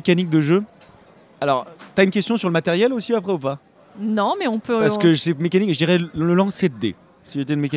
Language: French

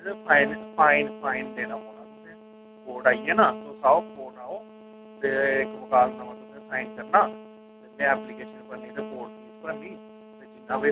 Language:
Dogri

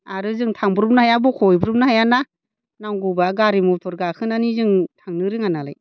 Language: Bodo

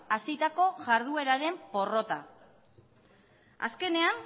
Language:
Basque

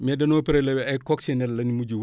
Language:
Wolof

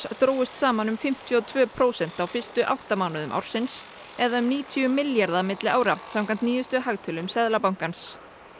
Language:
Icelandic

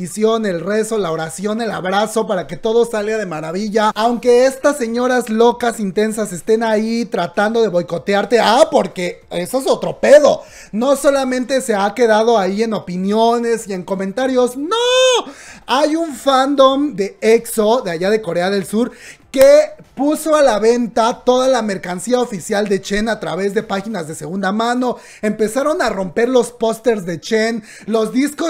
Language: Spanish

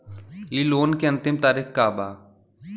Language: Bhojpuri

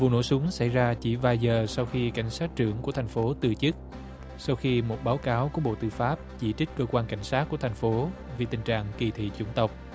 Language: Vietnamese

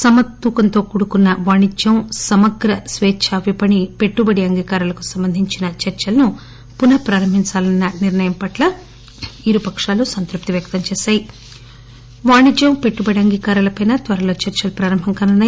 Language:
Telugu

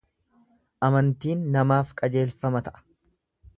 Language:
Oromo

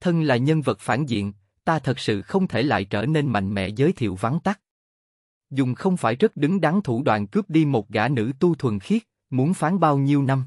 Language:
Vietnamese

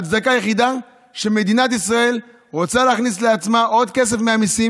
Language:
Hebrew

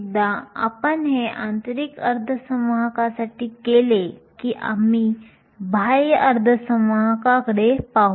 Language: Marathi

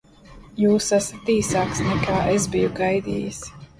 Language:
Latvian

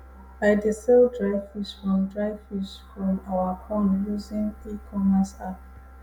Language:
Nigerian Pidgin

